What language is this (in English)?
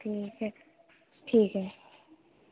Urdu